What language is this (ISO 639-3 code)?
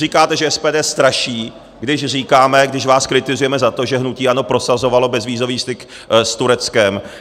ces